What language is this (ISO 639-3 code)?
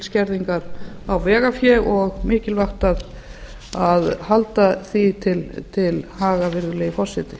isl